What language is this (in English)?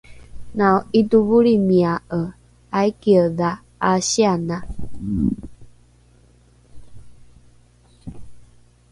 Rukai